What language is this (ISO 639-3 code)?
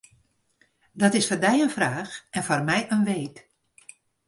fry